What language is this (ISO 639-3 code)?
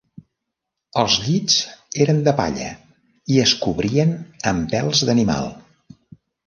cat